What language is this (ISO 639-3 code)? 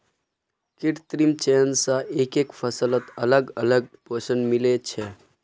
mag